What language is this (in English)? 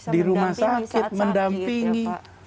Indonesian